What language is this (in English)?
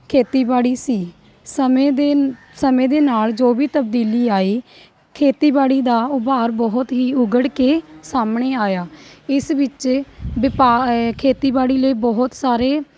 Punjabi